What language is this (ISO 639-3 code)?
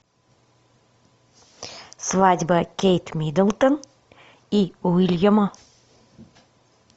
rus